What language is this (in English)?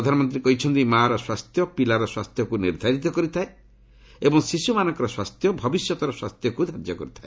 Odia